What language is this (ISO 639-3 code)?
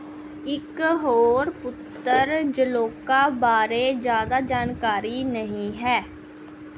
pan